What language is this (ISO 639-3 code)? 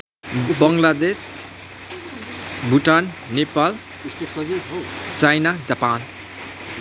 nep